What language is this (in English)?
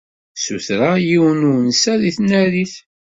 Kabyle